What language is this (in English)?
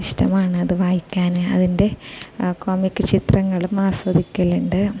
Malayalam